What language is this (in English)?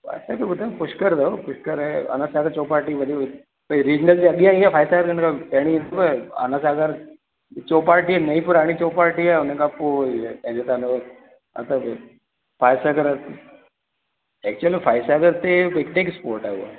Sindhi